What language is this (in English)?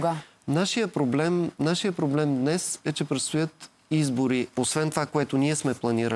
Bulgarian